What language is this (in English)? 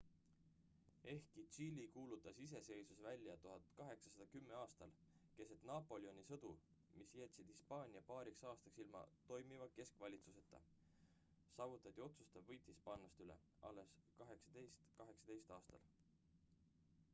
Estonian